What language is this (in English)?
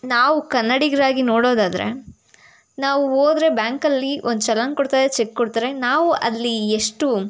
Kannada